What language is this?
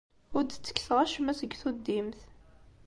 Kabyle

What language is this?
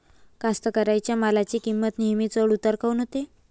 Marathi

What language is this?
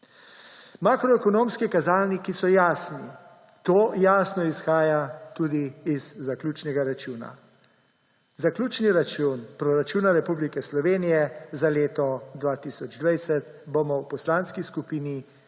Slovenian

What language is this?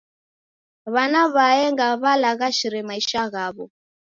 Taita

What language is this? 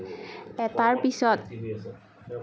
Assamese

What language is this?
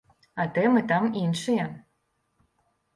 Belarusian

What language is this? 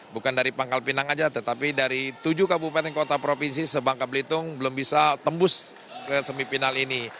Indonesian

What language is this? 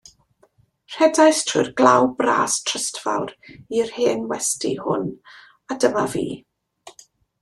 Welsh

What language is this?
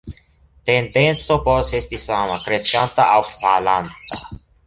Esperanto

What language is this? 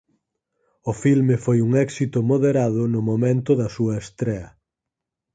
Galician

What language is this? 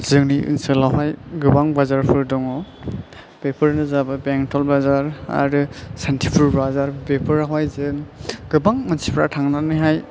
Bodo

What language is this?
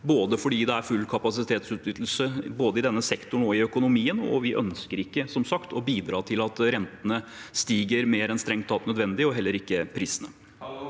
Norwegian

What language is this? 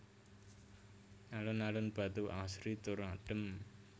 Javanese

